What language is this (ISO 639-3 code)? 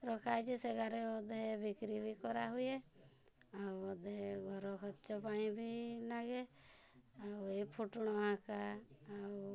ori